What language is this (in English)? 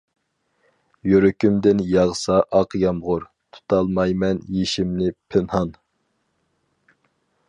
Uyghur